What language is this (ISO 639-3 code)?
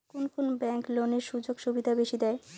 ben